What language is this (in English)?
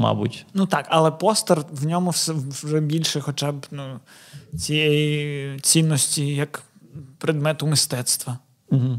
Ukrainian